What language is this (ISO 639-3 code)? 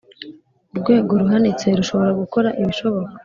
kin